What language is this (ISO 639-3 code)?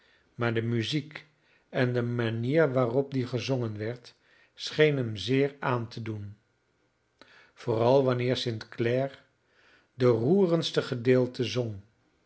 nld